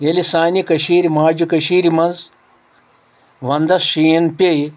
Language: Kashmiri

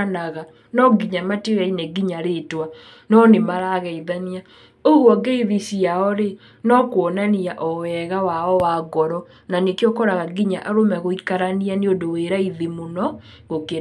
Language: Kikuyu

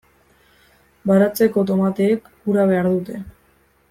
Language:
Basque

